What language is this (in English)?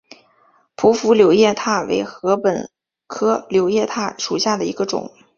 Chinese